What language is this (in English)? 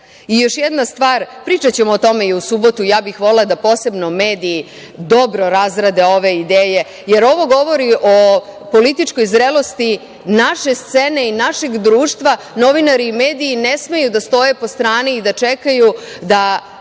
Serbian